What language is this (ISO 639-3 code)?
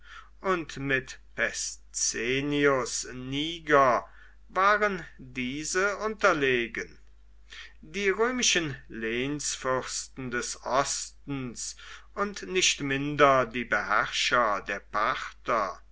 deu